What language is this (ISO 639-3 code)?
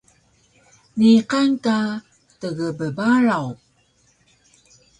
trv